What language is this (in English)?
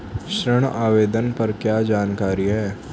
Hindi